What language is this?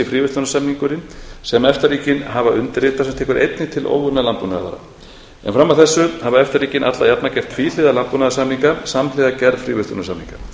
Icelandic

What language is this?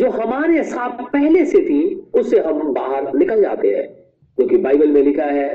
Hindi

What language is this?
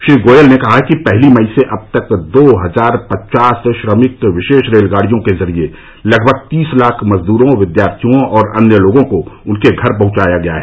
Hindi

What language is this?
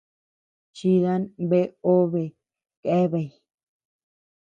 Tepeuxila Cuicatec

